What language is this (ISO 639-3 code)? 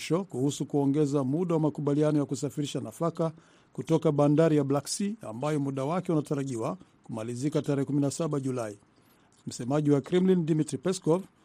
swa